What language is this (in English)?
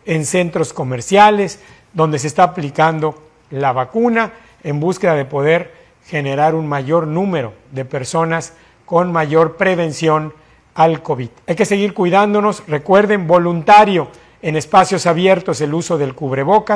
Spanish